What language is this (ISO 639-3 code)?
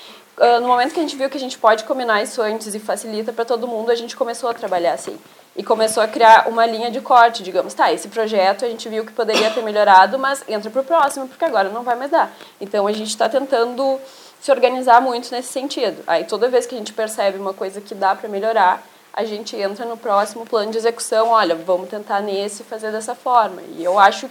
por